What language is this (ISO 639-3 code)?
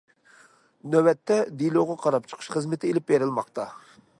uig